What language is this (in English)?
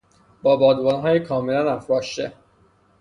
Persian